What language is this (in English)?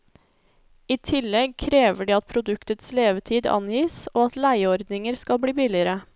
Norwegian